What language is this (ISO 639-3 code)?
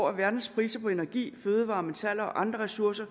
dan